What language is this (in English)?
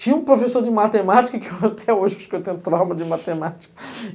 Portuguese